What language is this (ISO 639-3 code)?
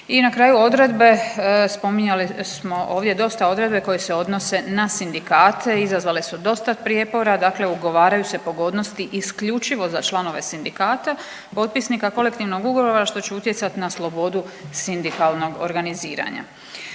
hrv